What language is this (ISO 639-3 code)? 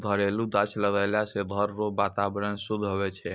mai